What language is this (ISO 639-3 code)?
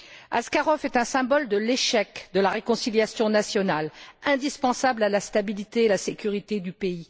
fra